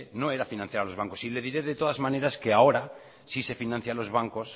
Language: Spanish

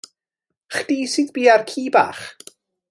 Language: Welsh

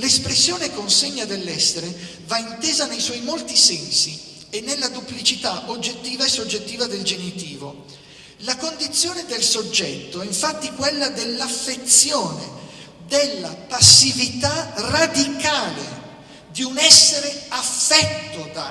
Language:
Italian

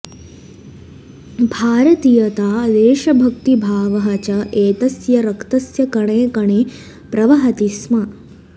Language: Sanskrit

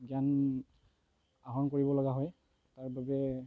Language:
Assamese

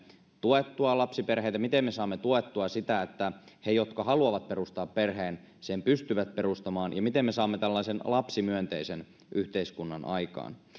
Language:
Finnish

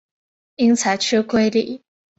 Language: Chinese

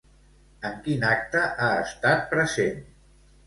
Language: Catalan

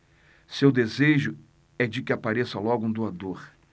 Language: Portuguese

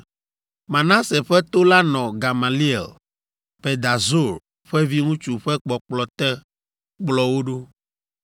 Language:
Ewe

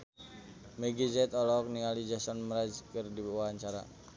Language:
Sundanese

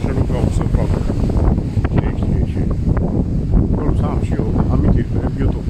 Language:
Romanian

